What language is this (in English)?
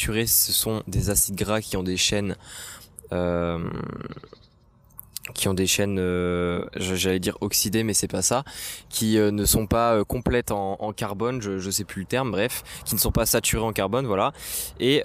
French